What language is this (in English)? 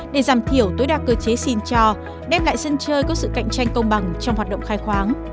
Vietnamese